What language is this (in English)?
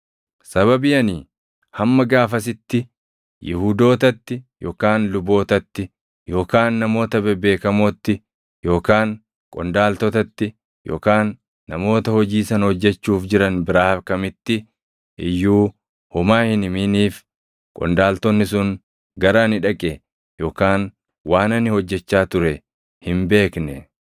Oromo